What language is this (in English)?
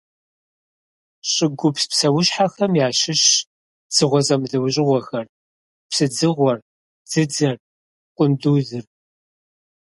Kabardian